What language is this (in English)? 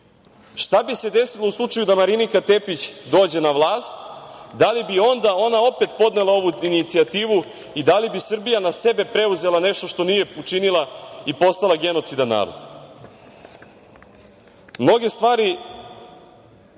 Serbian